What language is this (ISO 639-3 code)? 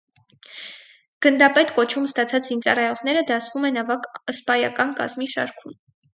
hye